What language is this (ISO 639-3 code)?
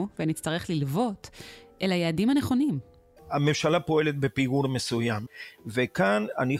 heb